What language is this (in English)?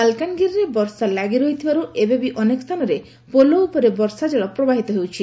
Odia